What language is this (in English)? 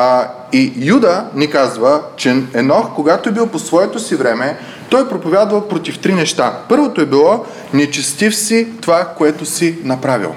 Bulgarian